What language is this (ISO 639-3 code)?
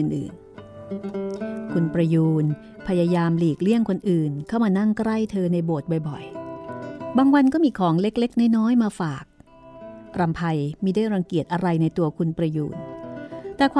tha